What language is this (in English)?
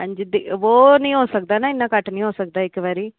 Dogri